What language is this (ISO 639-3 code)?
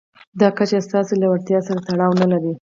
pus